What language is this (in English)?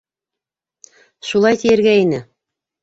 Bashkir